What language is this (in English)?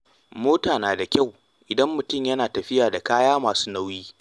Hausa